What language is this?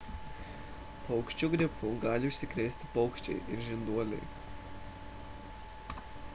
Lithuanian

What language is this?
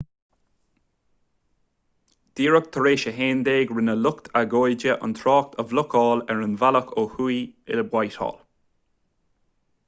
Irish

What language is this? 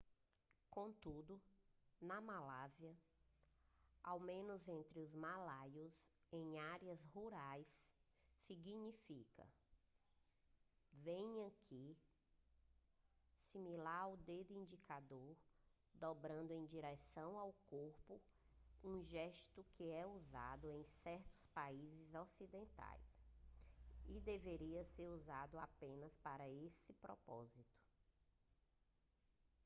Portuguese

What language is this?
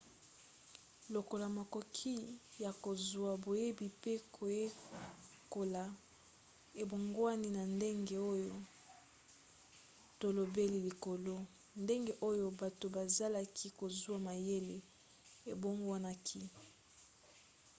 Lingala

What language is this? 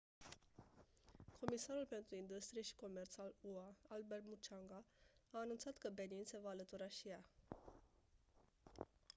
Romanian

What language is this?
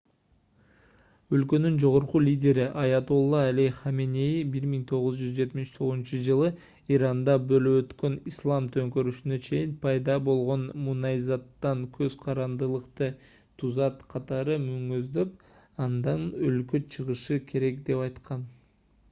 Kyrgyz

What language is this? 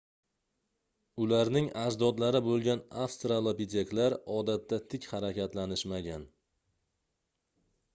Uzbek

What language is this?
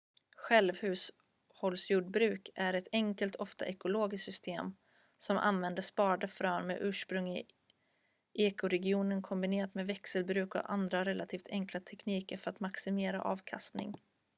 Swedish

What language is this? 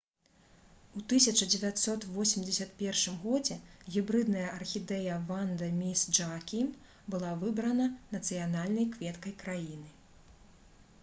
Belarusian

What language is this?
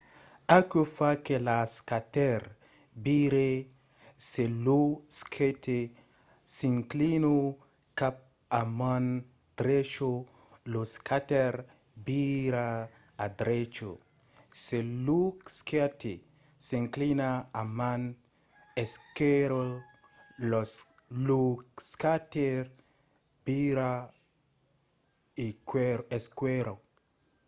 Occitan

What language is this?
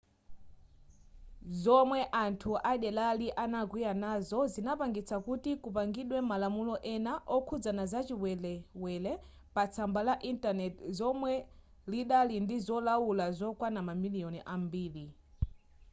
Nyanja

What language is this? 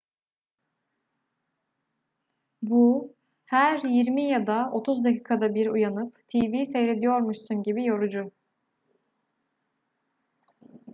Turkish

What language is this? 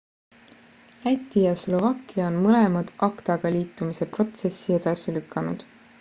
Estonian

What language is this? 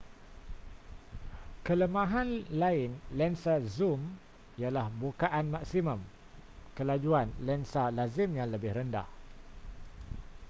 Malay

